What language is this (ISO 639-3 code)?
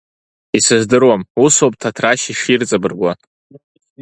abk